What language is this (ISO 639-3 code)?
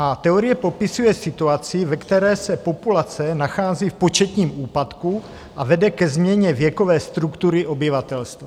ces